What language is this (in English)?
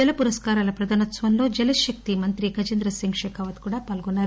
Telugu